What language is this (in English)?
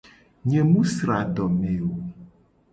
Gen